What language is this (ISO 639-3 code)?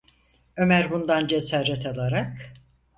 tur